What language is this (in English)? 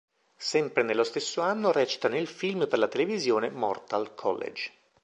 Italian